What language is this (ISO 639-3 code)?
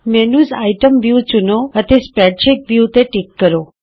pan